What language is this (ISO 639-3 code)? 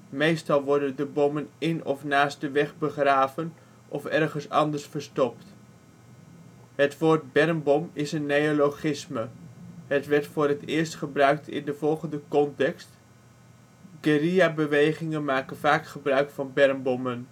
nld